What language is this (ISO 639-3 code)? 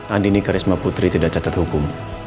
ind